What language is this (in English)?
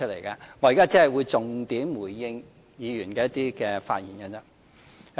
Cantonese